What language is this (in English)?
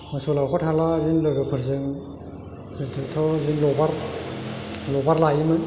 Bodo